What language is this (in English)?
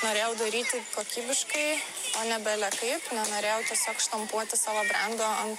Lithuanian